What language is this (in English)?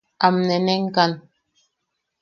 Yaqui